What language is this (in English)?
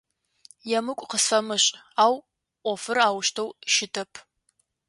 Adyghe